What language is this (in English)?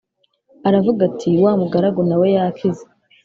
Kinyarwanda